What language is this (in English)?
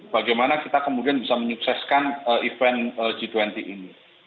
Indonesian